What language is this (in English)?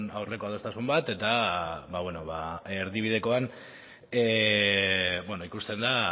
Basque